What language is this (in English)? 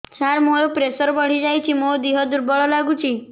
Odia